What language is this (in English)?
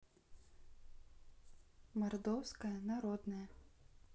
Russian